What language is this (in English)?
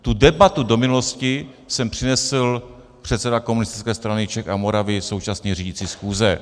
Czech